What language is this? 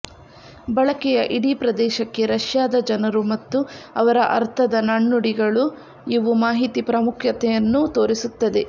Kannada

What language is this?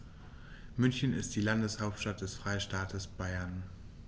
German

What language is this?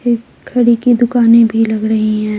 Hindi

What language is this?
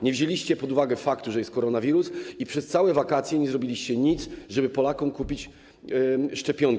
Polish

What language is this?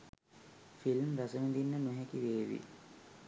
Sinhala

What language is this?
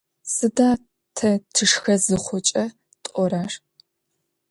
Adyghe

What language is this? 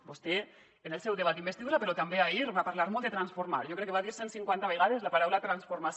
Catalan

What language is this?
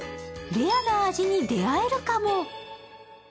Japanese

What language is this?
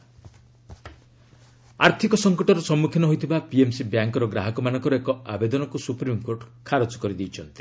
Odia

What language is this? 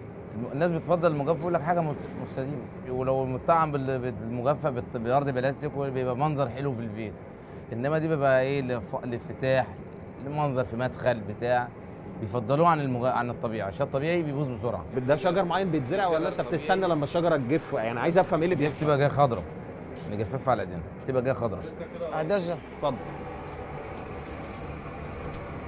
Arabic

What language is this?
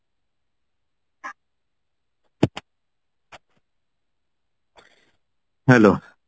Odia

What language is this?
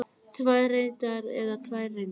Icelandic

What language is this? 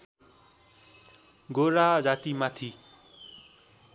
Nepali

